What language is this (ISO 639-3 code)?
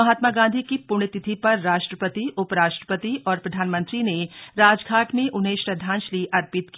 hin